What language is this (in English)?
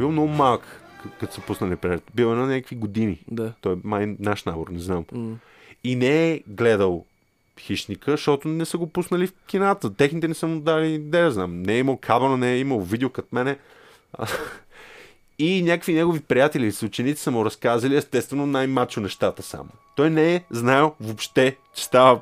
Bulgarian